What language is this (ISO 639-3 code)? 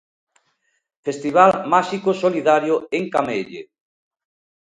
glg